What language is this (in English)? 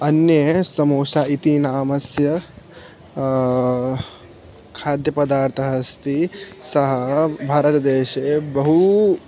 Sanskrit